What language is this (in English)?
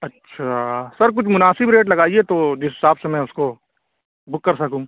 Urdu